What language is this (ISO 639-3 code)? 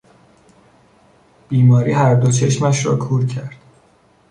fas